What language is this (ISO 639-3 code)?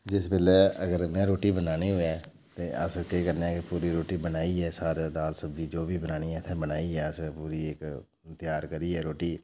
doi